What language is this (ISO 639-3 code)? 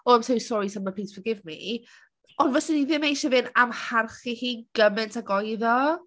cym